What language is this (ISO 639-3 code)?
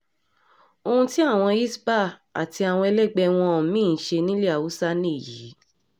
yor